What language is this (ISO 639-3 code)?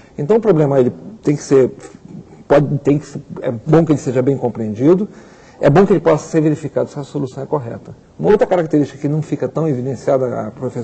por